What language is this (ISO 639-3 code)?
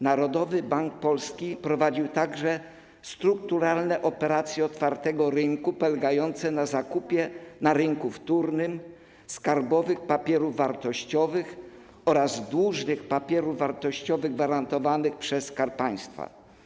pol